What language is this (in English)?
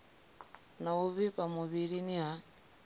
Venda